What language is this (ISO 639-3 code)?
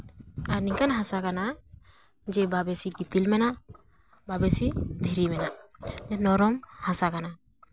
sat